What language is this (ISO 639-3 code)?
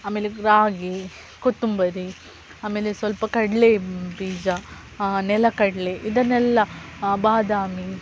kan